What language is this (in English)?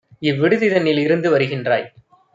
Tamil